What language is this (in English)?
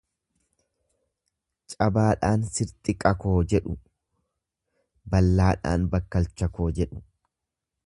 Oromo